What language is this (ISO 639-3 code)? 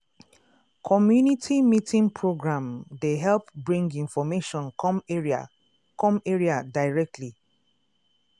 pcm